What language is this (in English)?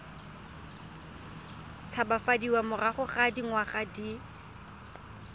Tswana